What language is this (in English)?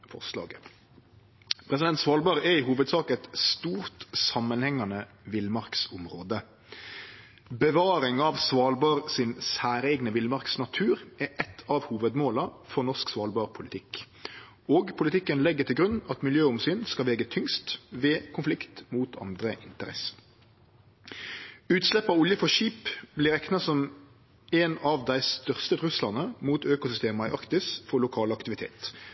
Norwegian Nynorsk